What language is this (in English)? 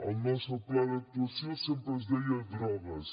Catalan